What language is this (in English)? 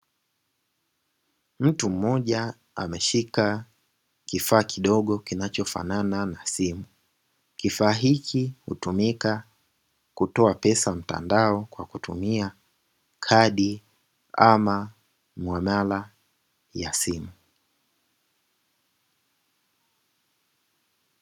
Swahili